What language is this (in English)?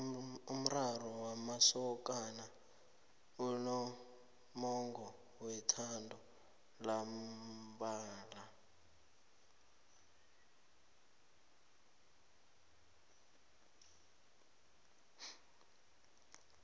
South Ndebele